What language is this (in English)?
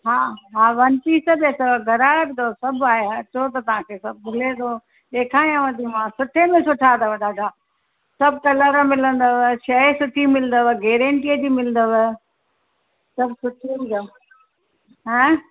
Sindhi